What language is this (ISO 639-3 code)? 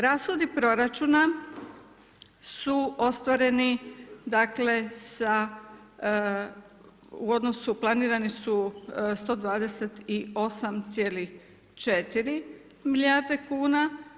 hrv